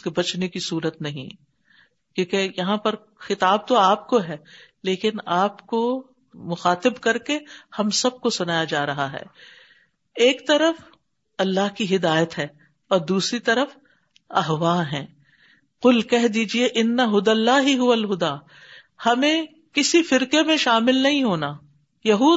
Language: Urdu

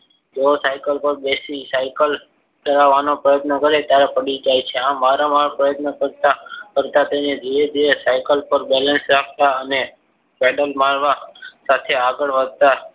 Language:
Gujarati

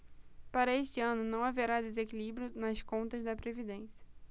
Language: Portuguese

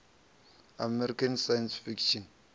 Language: Venda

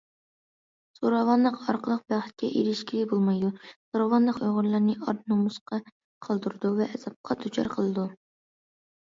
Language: Uyghur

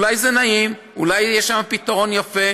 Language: Hebrew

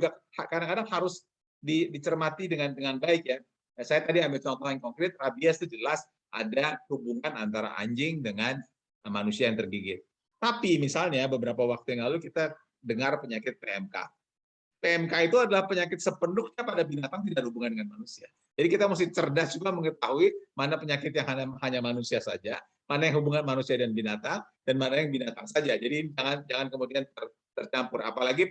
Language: Indonesian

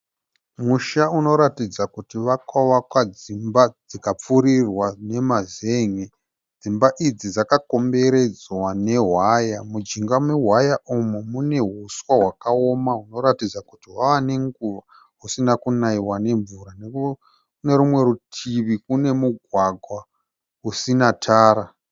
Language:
Shona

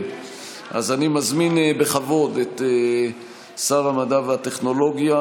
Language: Hebrew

